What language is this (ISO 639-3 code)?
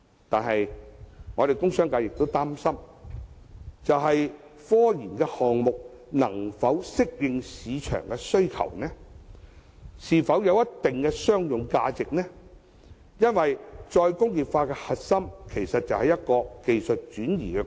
yue